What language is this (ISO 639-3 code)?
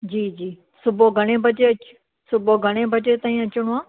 snd